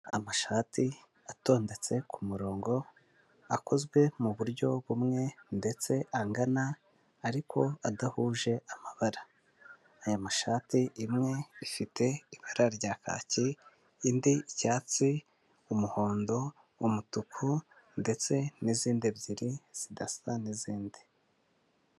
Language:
Kinyarwanda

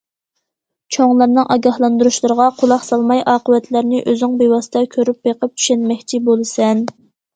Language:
Uyghur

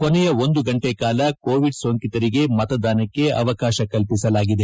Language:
Kannada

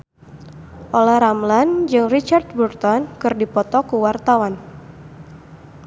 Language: Sundanese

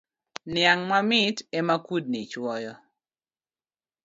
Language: Luo (Kenya and Tanzania)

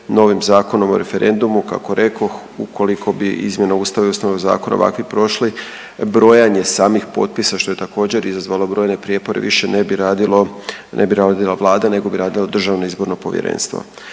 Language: Croatian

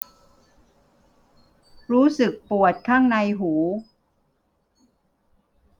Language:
Thai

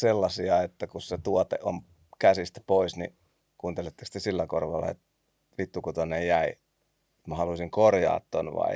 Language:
Finnish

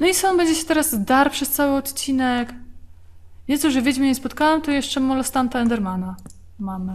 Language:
Polish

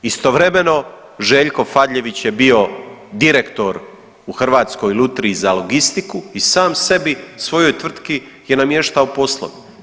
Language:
Croatian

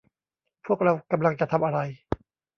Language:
Thai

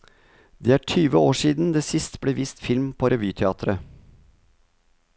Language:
Norwegian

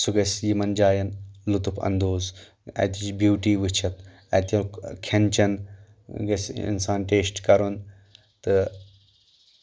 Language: Kashmiri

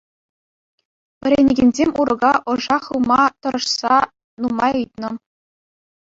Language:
Chuvash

